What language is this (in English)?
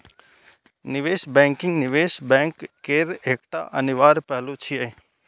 Maithili